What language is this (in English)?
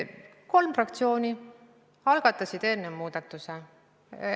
Estonian